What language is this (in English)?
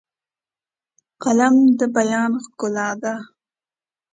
Pashto